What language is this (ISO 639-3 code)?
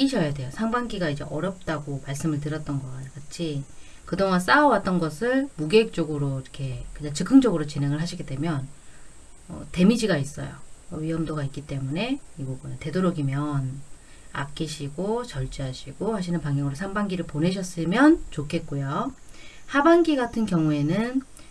kor